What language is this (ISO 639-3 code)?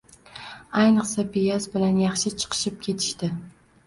uzb